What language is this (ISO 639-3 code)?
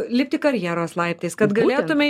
lit